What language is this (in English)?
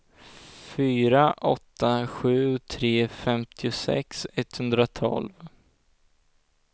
Swedish